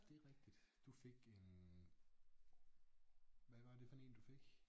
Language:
Danish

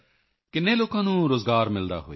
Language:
Punjabi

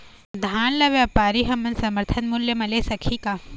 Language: Chhattisgarhi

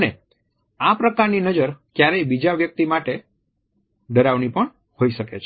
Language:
Gujarati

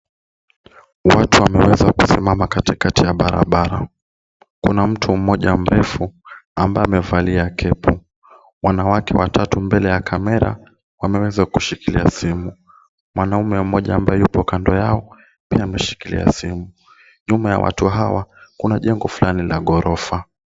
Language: Swahili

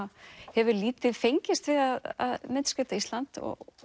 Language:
Icelandic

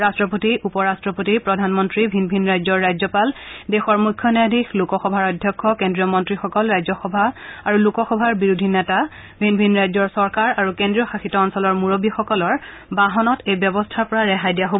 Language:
Assamese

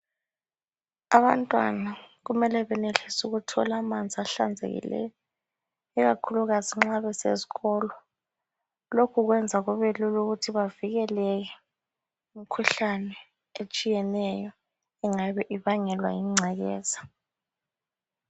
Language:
North Ndebele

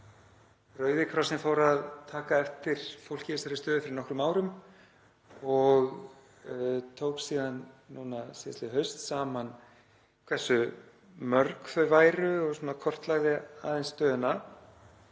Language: Icelandic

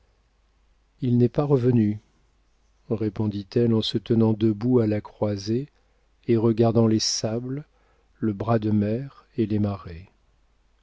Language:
French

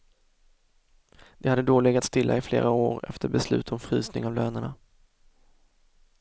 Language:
Swedish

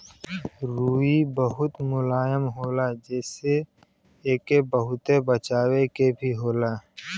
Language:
Bhojpuri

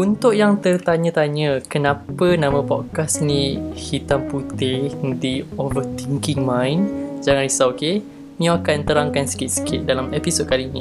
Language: Malay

